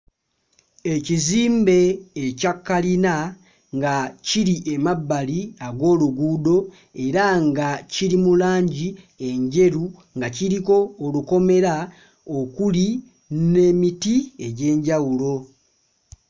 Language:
Ganda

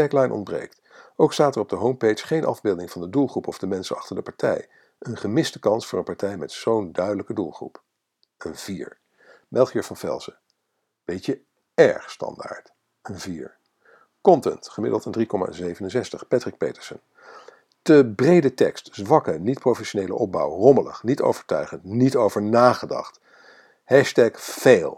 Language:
Dutch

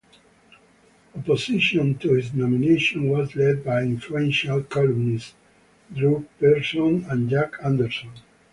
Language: English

